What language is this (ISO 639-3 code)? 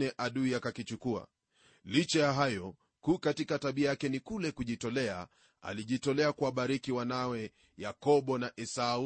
swa